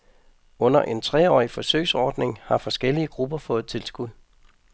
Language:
Danish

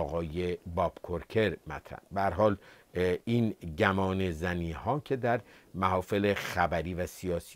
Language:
Persian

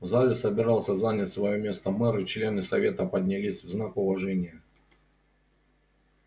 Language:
Russian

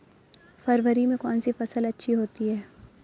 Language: Hindi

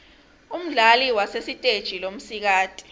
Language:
Swati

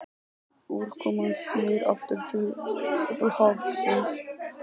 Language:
Icelandic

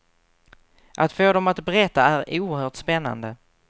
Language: Swedish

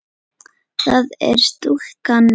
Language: Icelandic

